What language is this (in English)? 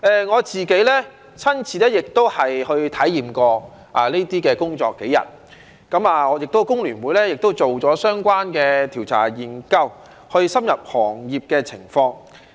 Cantonese